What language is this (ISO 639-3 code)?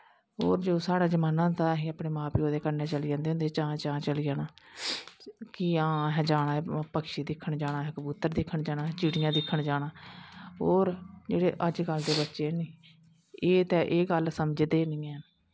doi